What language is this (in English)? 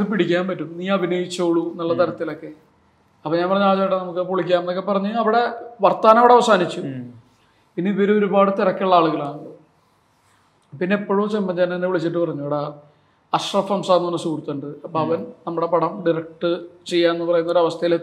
Malayalam